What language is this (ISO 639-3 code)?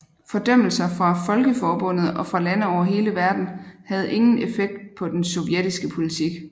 dan